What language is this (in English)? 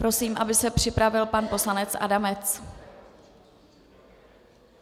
Czech